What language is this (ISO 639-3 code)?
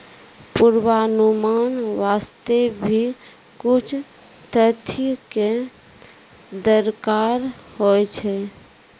mai